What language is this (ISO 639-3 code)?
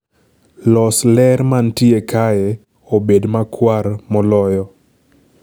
luo